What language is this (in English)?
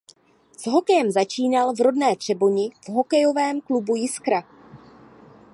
Czech